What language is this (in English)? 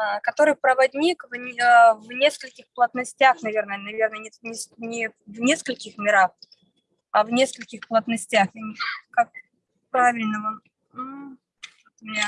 Russian